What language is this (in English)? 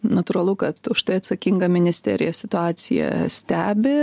Lithuanian